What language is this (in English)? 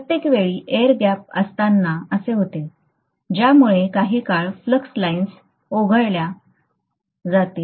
Marathi